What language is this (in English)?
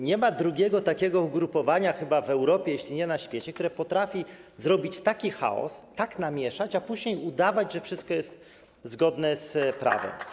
Polish